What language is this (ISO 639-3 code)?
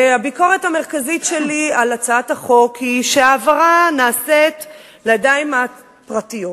heb